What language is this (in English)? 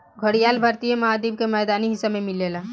Bhojpuri